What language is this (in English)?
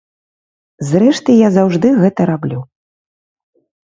Belarusian